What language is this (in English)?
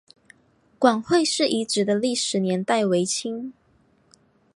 Chinese